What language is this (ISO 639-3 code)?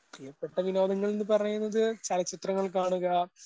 mal